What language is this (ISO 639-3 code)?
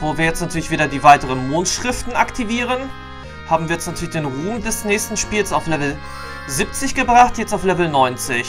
deu